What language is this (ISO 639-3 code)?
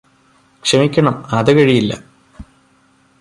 mal